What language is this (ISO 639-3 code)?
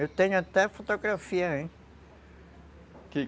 por